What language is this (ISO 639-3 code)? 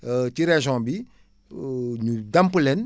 wol